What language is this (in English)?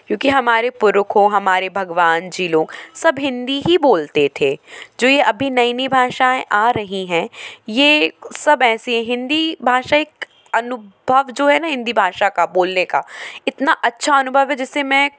Hindi